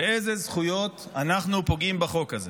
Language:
Hebrew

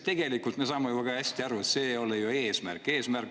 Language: Estonian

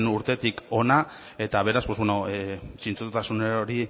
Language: Basque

